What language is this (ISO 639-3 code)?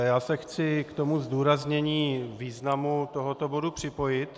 ces